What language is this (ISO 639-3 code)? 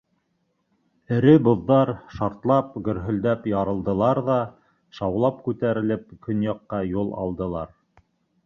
bak